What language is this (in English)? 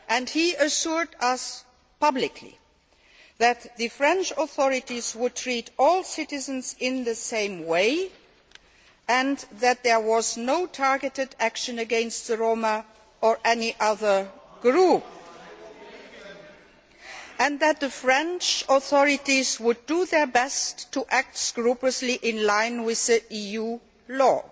English